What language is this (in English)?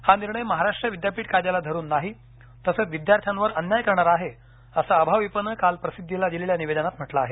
Marathi